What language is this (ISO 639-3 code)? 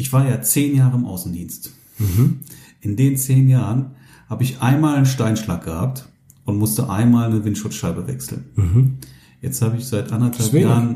deu